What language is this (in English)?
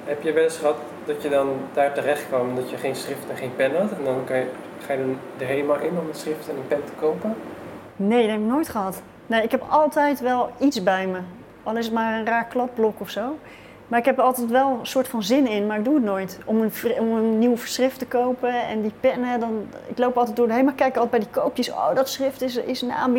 Dutch